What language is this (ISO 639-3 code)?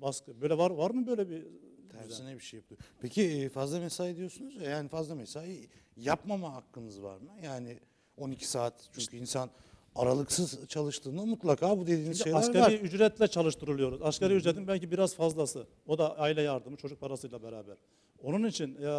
tur